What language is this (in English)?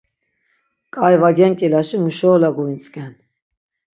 Laz